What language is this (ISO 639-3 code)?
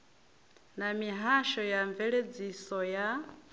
ven